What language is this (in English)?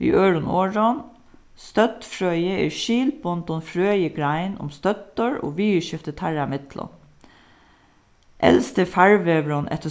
Faroese